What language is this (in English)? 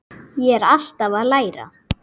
Icelandic